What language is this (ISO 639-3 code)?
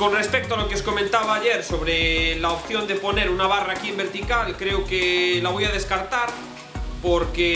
spa